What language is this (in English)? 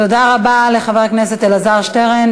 Hebrew